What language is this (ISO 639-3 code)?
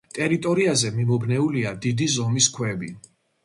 kat